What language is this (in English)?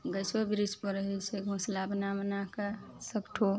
Maithili